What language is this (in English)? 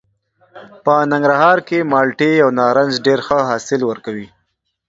Pashto